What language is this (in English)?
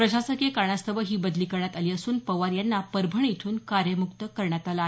Marathi